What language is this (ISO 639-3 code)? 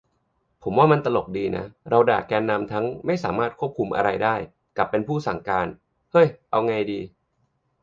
tha